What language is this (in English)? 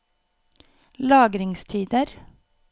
Norwegian